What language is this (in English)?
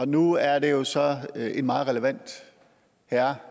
Danish